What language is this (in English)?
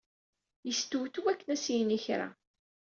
Kabyle